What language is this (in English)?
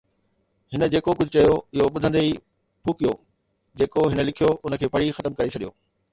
Sindhi